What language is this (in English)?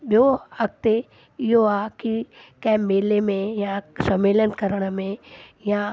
Sindhi